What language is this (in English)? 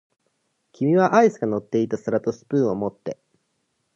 Japanese